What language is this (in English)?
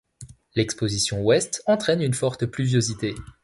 French